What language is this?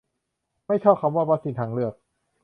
Thai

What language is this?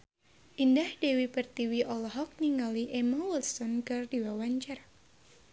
Sundanese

